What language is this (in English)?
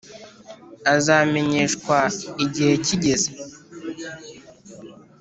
Kinyarwanda